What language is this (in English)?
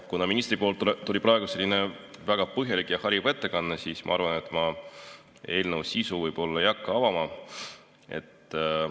Estonian